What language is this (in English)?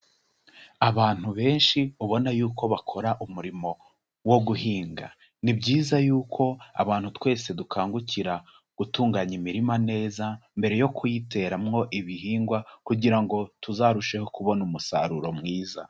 Kinyarwanda